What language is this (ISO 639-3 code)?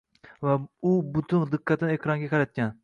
uzb